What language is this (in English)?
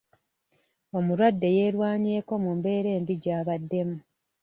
Ganda